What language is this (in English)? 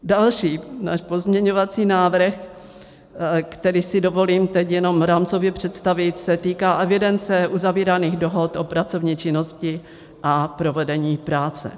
Czech